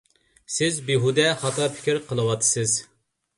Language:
Uyghur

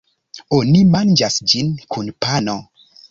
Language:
Esperanto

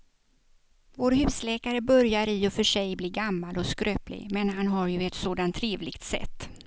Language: Swedish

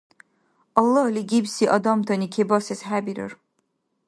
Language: Dargwa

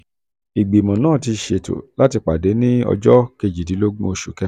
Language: Yoruba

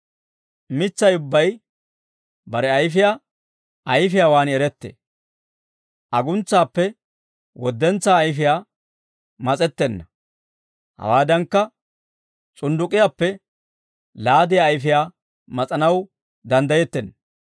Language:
Dawro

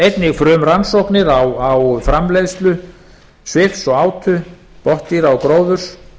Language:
Icelandic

